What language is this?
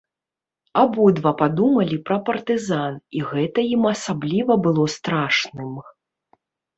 Belarusian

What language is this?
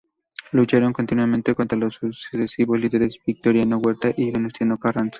Spanish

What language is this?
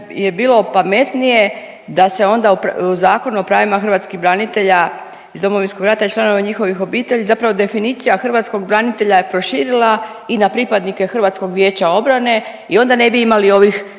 Croatian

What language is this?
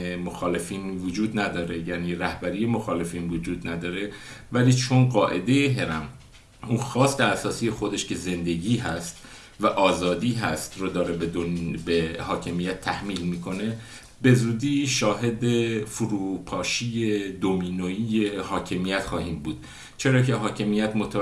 Persian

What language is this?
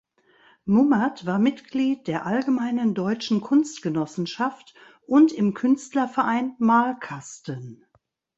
German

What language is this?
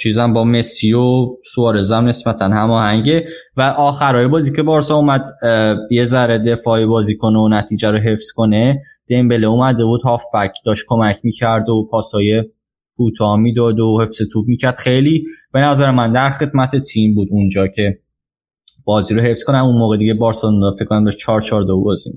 Persian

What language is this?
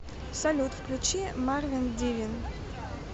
Russian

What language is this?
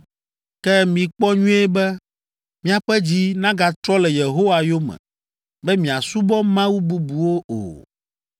Ewe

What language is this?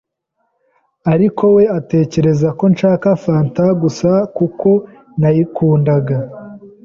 Kinyarwanda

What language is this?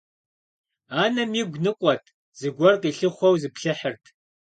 Kabardian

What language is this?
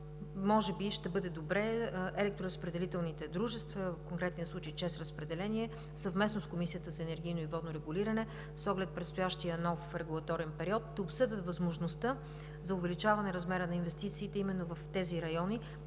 Bulgarian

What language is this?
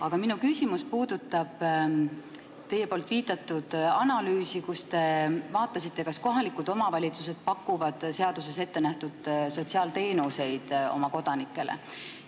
Estonian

